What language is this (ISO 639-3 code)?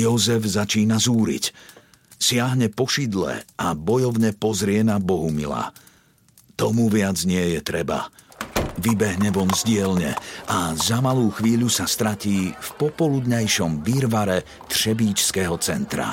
slk